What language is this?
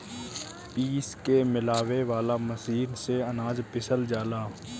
Bhojpuri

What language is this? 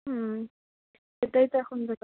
Bangla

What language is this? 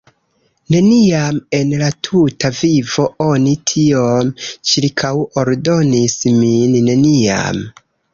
Esperanto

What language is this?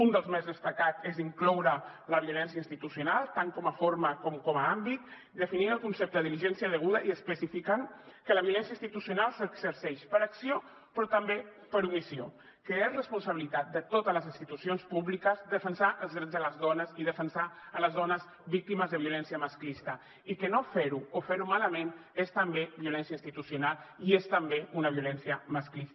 Catalan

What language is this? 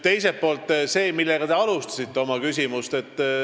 Estonian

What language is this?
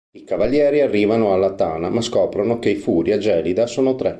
Italian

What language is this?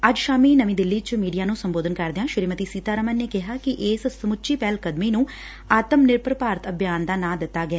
Punjabi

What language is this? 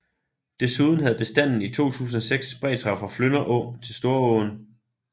Danish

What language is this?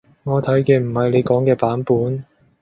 Cantonese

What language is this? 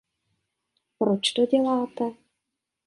Czech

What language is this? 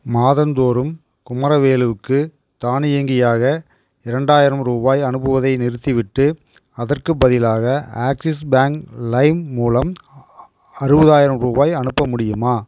Tamil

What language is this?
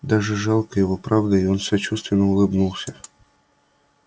Russian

